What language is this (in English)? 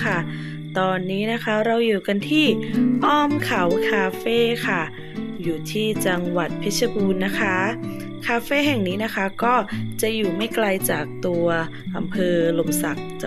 Thai